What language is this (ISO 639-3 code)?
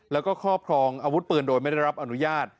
tha